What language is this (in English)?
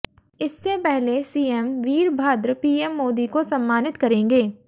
Hindi